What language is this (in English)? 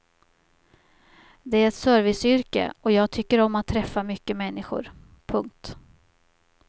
Swedish